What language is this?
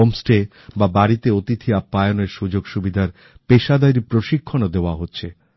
Bangla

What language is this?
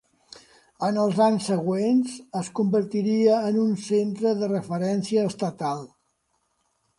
Catalan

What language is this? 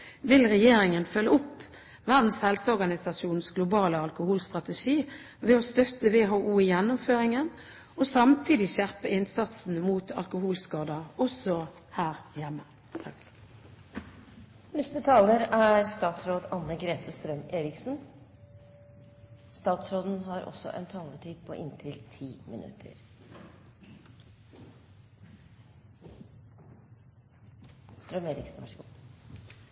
Norwegian Bokmål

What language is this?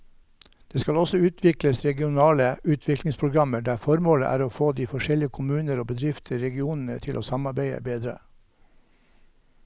Norwegian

